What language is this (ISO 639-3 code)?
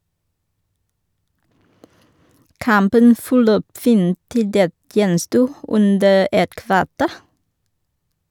nor